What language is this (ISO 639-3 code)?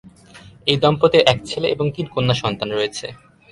ben